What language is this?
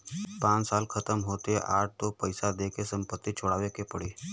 Bhojpuri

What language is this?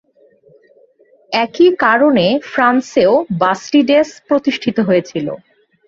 Bangla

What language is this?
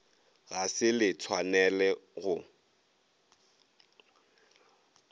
Northern Sotho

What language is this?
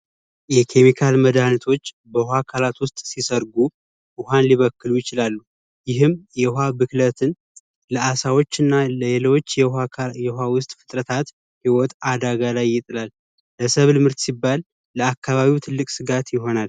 Amharic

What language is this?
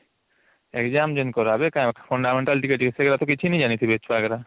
Odia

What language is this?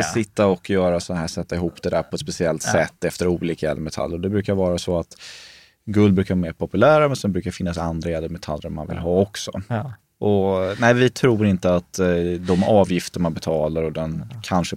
Swedish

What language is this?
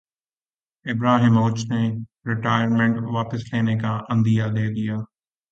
Urdu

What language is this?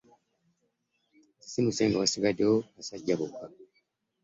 Ganda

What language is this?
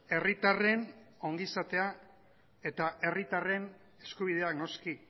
Basque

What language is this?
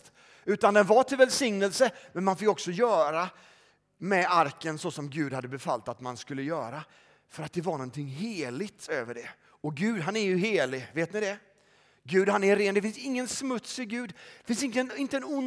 Swedish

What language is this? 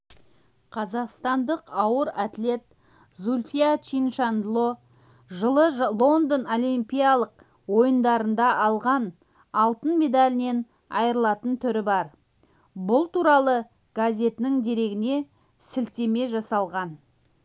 Kazakh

